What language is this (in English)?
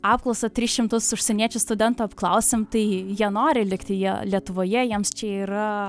Lithuanian